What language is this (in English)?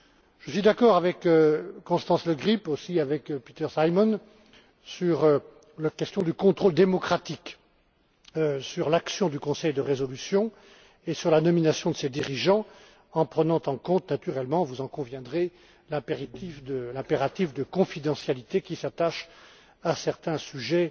French